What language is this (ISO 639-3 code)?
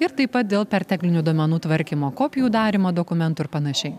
lit